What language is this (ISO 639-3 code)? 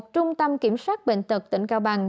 vie